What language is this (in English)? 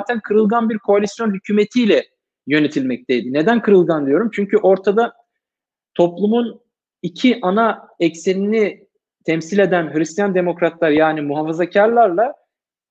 Turkish